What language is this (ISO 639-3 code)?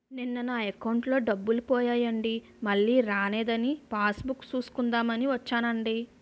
tel